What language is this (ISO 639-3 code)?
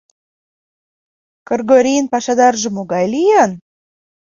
chm